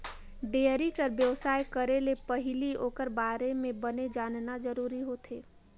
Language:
Chhattisgarhi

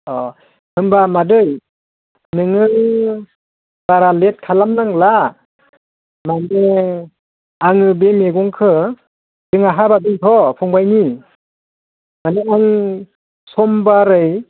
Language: Bodo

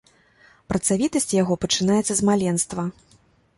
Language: Belarusian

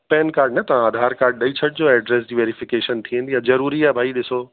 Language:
Sindhi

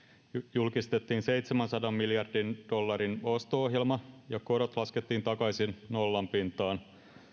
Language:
Finnish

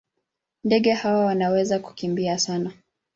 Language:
Swahili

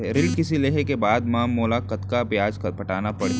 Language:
Chhattisgarhi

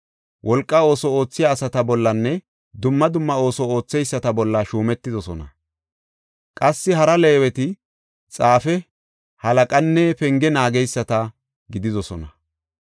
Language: Gofa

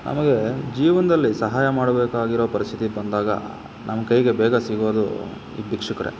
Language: Kannada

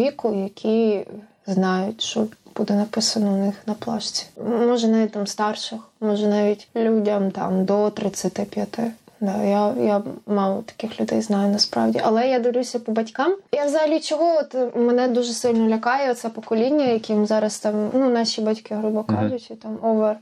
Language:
Ukrainian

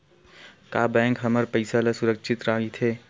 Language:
Chhattisgarhi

